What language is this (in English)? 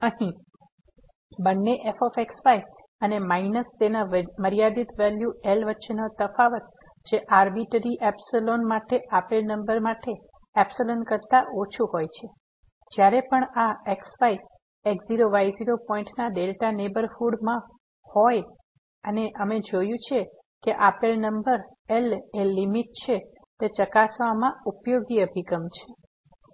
Gujarati